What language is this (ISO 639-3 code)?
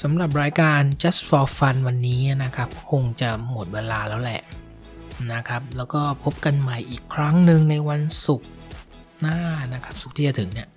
tha